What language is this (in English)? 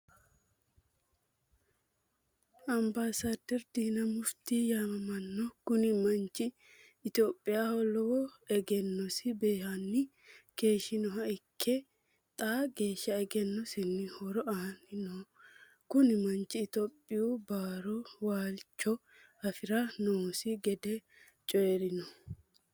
Sidamo